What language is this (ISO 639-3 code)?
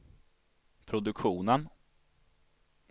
swe